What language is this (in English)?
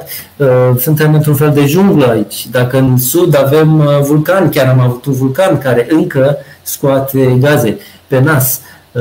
Romanian